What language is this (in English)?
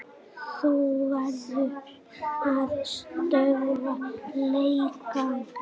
Icelandic